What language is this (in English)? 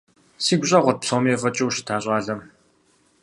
Kabardian